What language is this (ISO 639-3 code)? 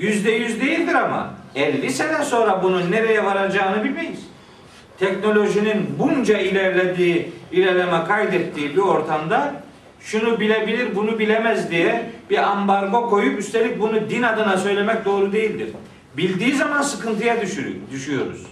tur